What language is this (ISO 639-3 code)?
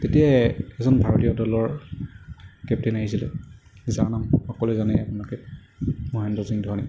asm